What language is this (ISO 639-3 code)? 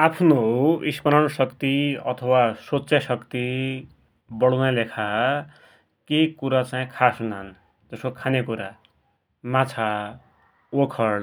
dty